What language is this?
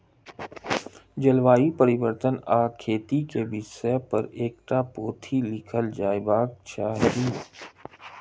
Maithili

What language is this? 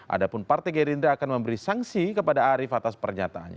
Indonesian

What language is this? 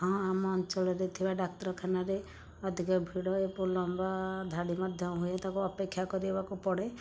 Odia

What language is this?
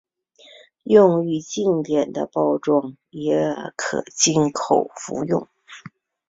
Chinese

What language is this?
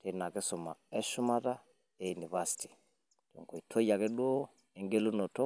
Masai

